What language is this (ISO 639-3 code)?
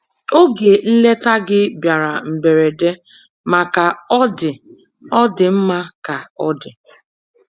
ibo